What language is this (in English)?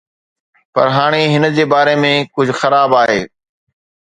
Sindhi